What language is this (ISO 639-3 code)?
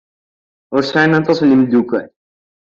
kab